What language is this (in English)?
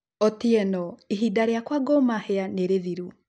Kikuyu